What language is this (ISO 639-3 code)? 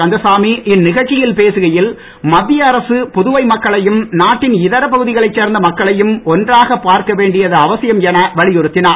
tam